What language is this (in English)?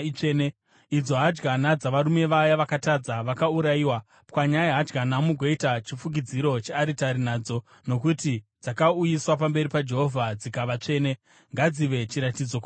Shona